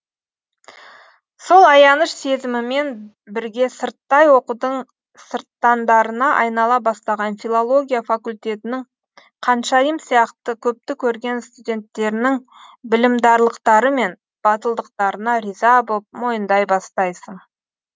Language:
Kazakh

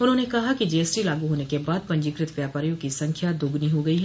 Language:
Hindi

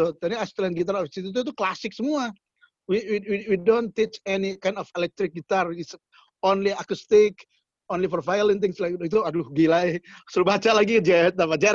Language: Indonesian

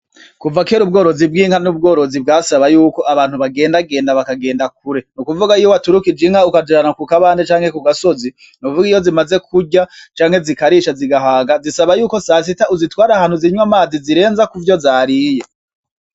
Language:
Rundi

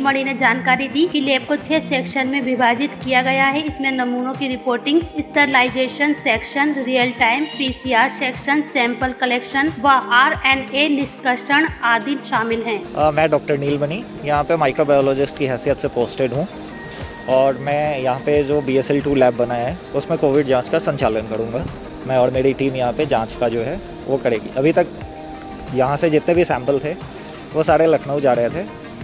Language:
Hindi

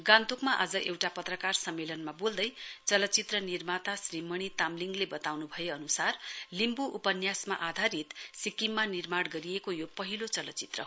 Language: Nepali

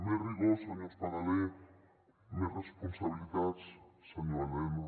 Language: Catalan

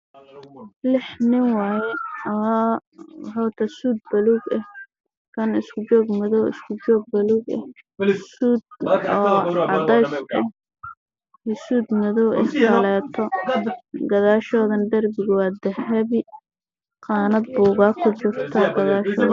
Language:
Somali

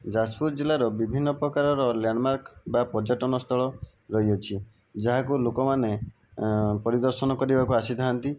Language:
Odia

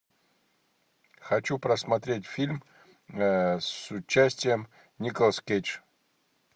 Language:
Russian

